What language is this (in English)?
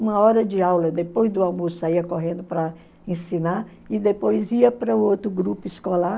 Portuguese